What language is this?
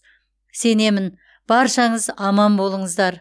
Kazakh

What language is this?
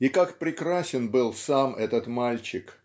Russian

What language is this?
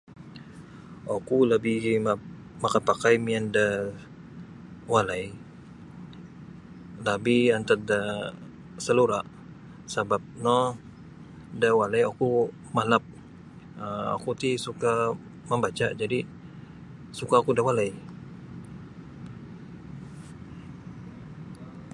Sabah Bisaya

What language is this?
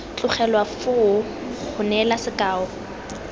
Tswana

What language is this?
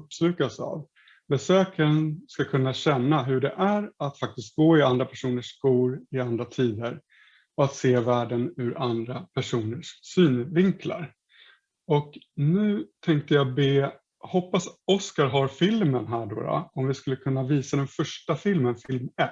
Swedish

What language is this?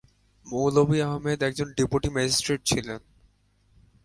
Bangla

